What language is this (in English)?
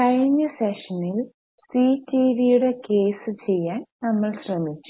Malayalam